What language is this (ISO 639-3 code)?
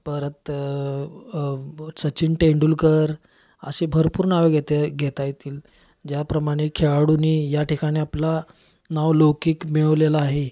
mar